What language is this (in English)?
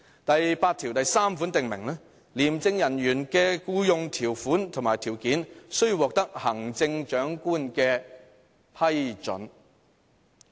Cantonese